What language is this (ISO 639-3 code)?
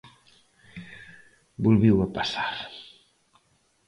glg